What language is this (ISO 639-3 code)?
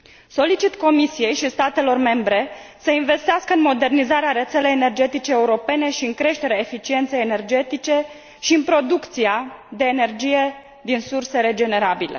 ron